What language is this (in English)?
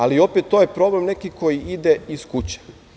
Serbian